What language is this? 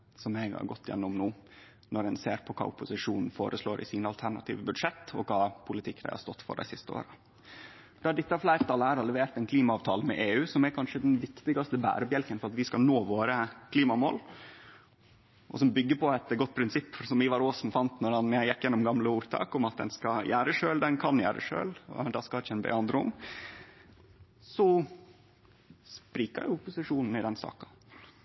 Norwegian Nynorsk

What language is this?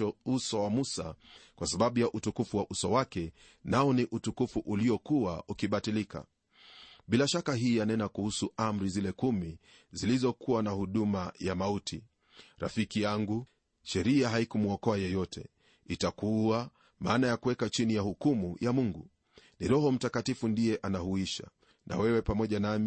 Swahili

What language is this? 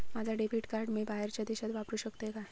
Marathi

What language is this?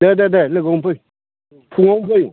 Bodo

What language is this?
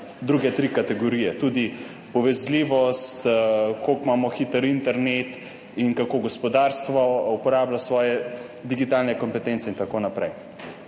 Slovenian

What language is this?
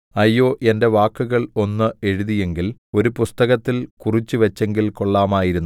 Malayalam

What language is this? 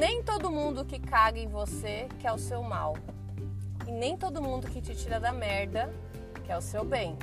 Portuguese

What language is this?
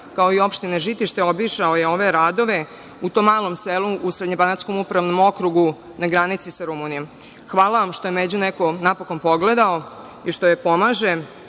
Serbian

